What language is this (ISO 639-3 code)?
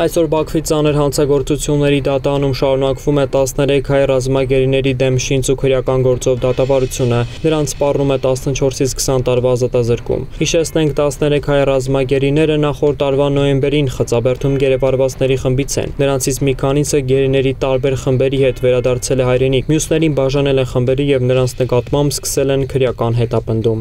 ron